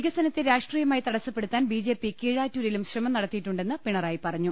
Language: Malayalam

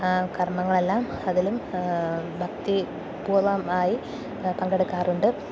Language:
Malayalam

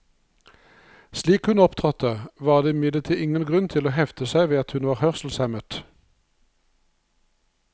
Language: Norwegian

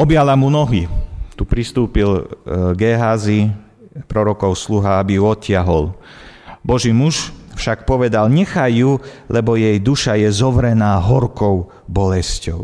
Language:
Slovak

